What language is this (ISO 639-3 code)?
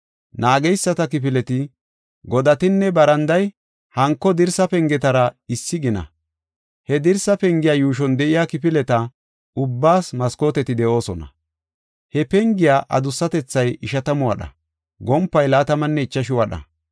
gof